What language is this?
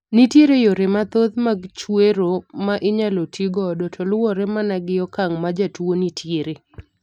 Luo (Kenya and Tanzania)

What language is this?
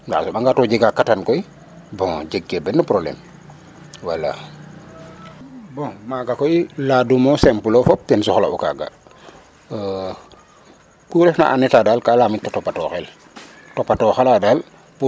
Serer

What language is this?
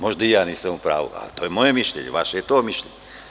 Serbian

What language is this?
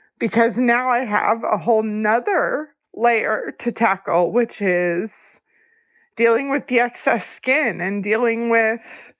English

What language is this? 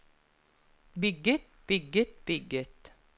Norwegian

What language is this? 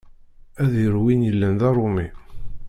Kabyle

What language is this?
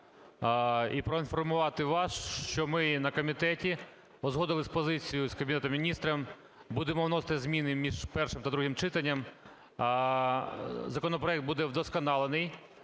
Ukrainian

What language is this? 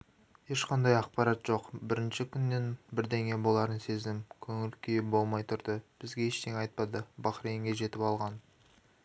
Kazakh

